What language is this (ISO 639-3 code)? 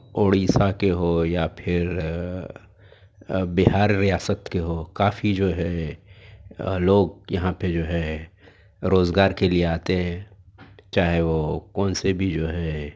urd